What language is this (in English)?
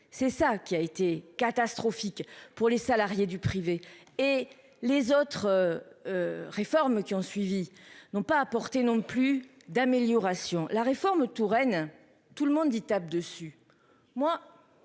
French